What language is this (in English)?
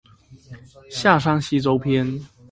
Chinese